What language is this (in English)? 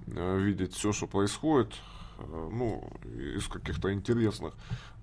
Russian